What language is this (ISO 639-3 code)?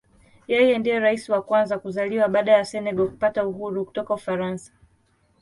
swa